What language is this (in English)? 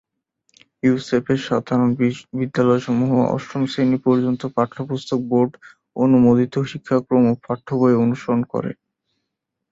Bangla